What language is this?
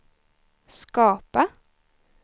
Swedish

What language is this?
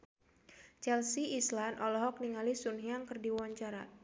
Sundanese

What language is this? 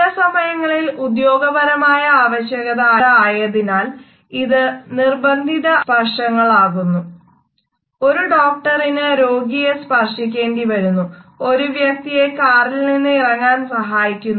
Malayalam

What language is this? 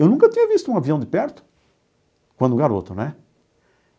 Portuguese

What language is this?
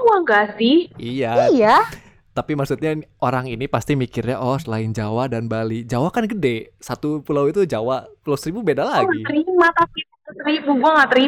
Indonesian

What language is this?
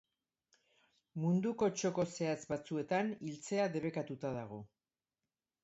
Basque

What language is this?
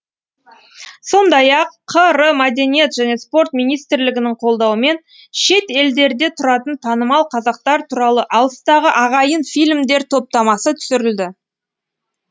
Kazakh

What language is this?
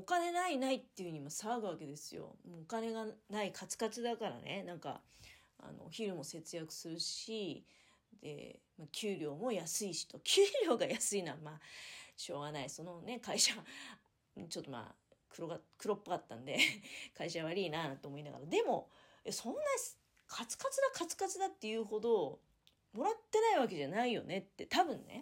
Japanese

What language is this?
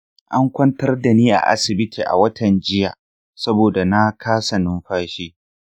Hausa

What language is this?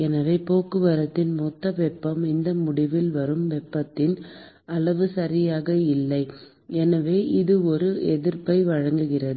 Tamil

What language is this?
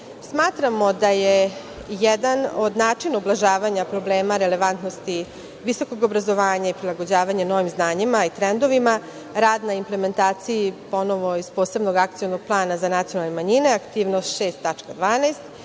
Serbian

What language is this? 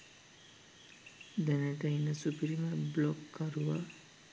Sinhala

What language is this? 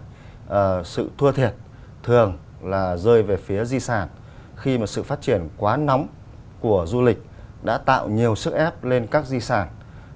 Vietnamese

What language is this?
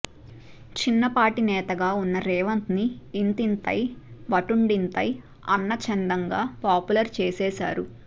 Telugu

